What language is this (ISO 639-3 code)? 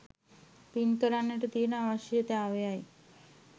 sin